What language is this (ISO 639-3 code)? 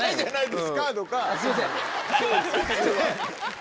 jpn